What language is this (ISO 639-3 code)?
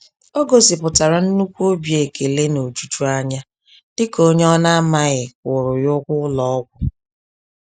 ibo